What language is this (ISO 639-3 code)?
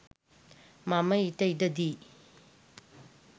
sin